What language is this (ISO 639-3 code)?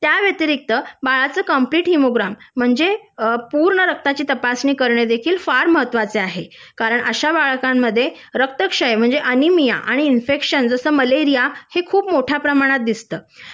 mar